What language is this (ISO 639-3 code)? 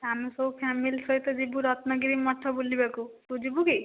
ori